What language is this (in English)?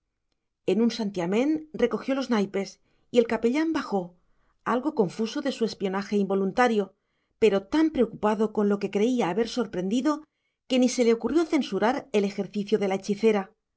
Spanish